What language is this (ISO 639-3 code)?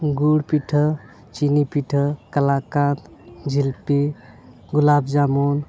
sat